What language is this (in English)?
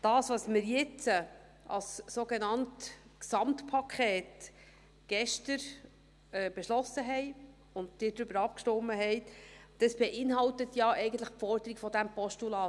Swiss German